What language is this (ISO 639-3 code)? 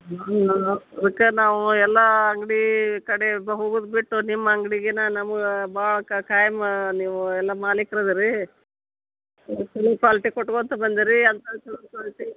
kan